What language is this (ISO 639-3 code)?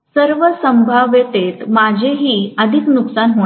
mar